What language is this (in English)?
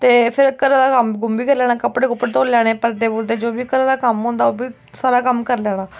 Dogri